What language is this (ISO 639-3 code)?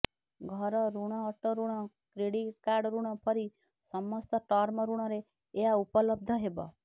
ori